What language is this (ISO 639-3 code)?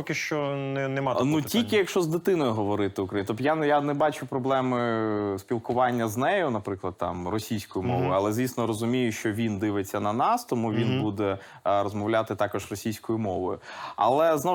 ukr